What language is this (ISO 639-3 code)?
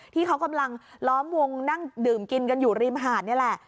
tha